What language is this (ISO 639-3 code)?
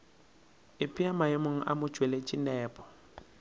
nso